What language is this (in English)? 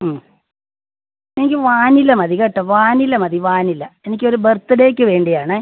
Malayalam